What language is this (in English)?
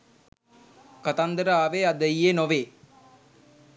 Sinhala